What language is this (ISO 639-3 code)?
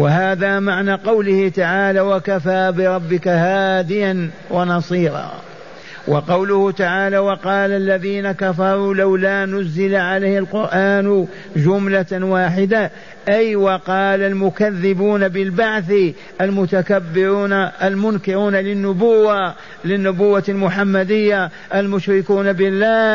ara